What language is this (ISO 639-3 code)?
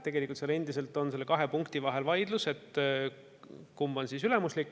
est